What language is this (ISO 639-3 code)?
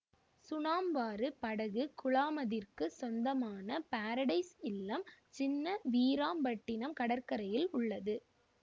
tam